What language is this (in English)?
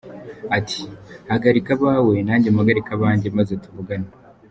Kinyarwanda